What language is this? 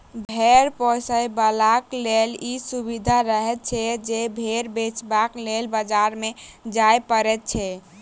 Maithili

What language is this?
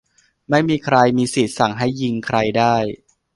Thai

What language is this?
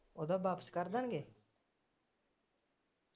Punjabi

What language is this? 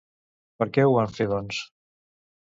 Catalan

